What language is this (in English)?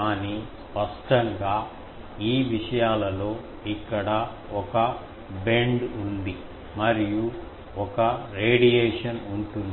Telugu